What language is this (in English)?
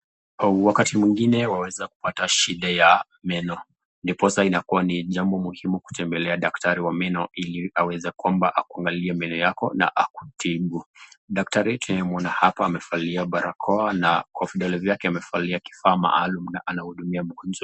Swahili